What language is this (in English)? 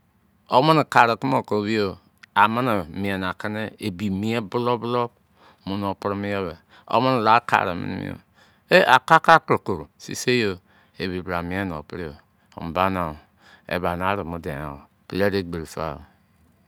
Izon